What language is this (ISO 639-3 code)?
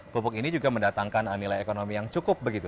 ind